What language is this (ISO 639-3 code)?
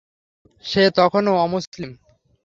ben